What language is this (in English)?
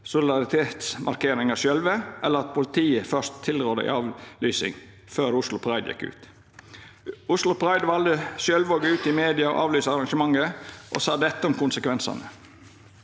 Norwegian